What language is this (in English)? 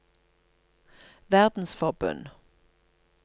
Norwegian